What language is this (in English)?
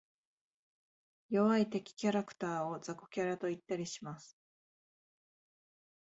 Japanese